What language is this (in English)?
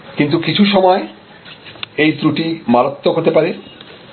Bangla